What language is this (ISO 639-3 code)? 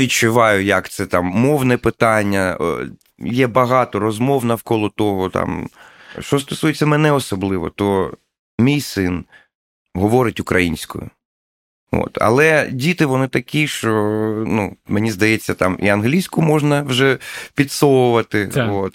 ukr